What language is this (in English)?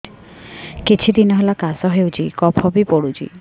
Odia